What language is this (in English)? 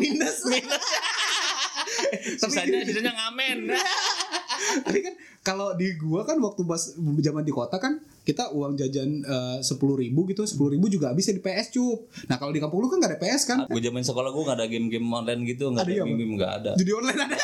Indonesian